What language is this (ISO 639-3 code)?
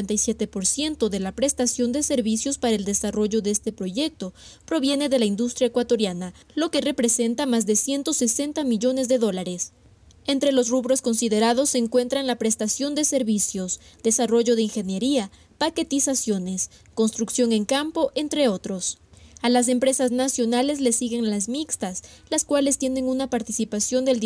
spa